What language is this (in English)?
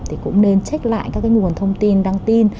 Vietnamese